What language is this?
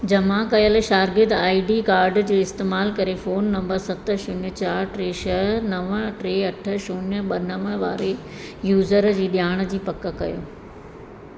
Sindhi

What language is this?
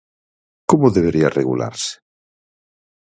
Galician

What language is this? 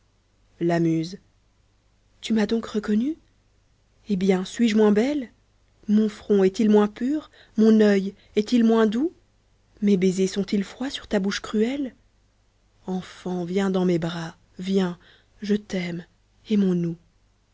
French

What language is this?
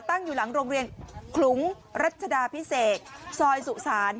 Thai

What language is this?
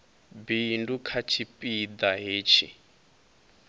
Venda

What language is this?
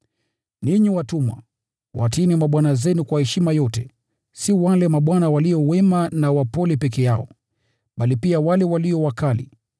Swahili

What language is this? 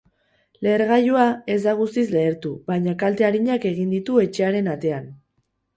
Basque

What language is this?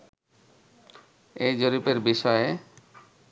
Bangla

